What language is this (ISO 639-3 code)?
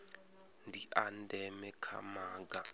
ven